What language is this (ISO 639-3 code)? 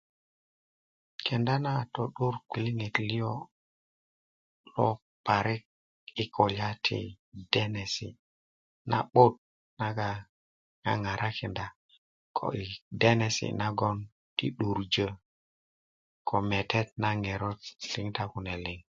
ukv